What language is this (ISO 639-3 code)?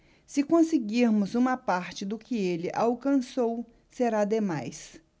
por